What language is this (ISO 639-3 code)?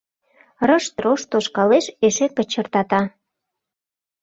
chm